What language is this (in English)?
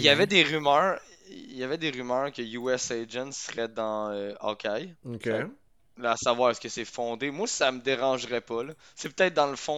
French